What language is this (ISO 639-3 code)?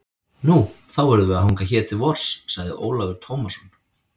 isl